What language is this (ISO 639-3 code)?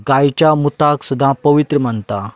kok